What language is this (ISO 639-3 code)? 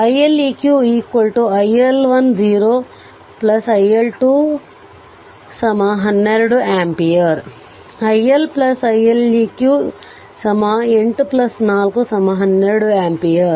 kan